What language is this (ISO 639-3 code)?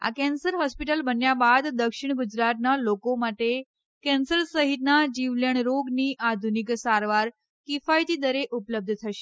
guj